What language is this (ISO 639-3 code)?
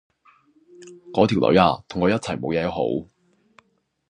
yue